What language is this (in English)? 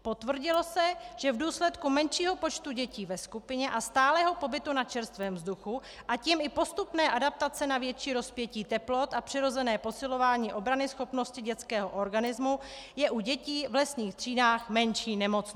Czech